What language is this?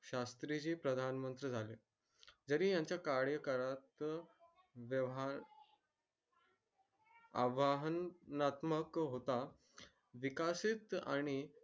Marathi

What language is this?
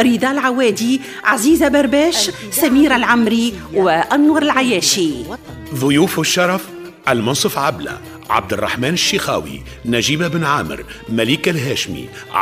Arabic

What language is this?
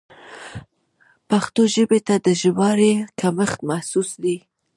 Pashto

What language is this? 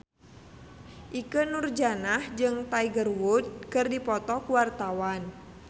Sundanese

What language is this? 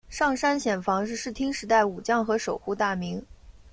Chinese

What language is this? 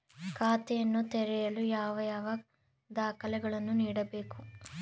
Kannada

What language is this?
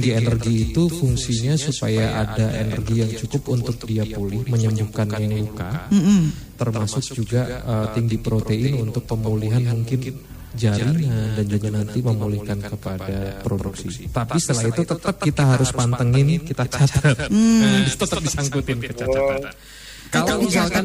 Indonesian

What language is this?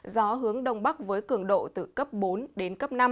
Vietnamese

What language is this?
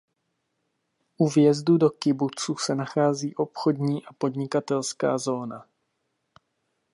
Czech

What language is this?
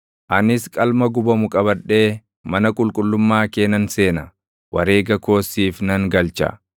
Oromo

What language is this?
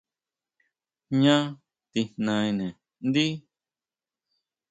Huautla Mazatec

